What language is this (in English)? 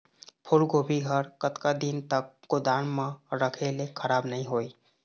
Chhattisgarhi